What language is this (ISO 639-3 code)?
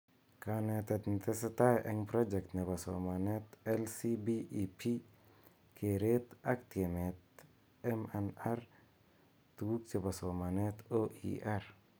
kln